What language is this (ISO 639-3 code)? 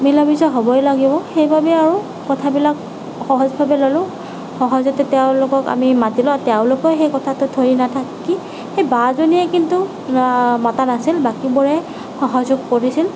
asm